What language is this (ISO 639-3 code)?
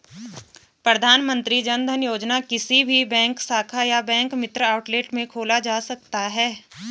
hin